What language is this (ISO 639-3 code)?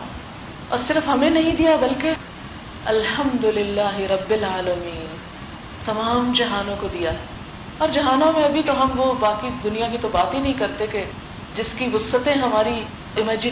urd